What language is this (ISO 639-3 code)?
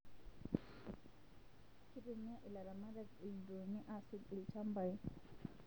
mas